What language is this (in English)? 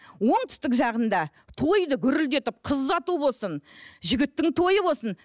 Kazakh